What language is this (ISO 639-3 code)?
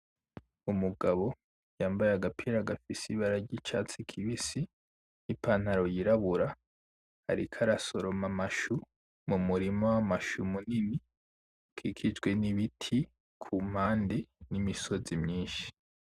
run